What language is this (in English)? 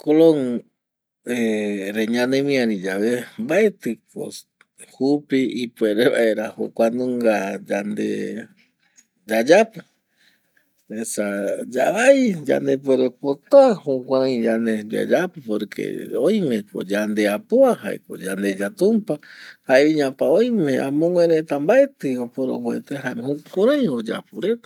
Eastern Bolivian Guaraní